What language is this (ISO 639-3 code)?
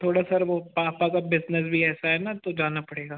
hin